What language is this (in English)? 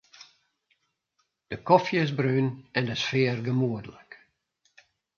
Western Frisian